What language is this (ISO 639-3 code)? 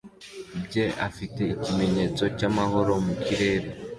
kin